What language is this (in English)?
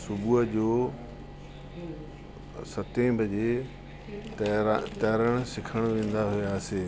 Sindhi